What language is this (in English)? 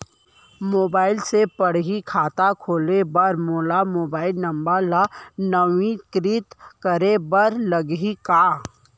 Chhattisgarhi